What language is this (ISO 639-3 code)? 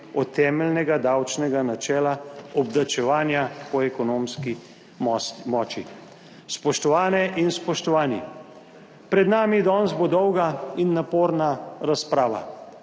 slv